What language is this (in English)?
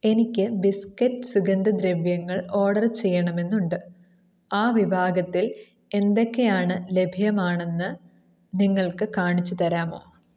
Malayalam